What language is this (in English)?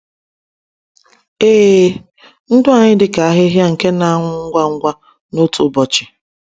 Igbo